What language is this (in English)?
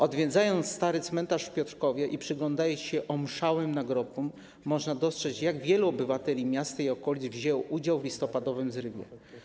Polish